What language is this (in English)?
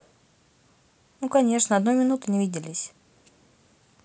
Russian